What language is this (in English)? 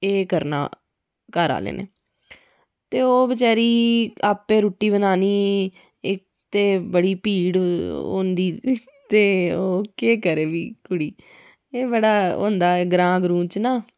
Dogri